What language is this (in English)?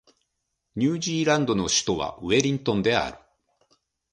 Japanese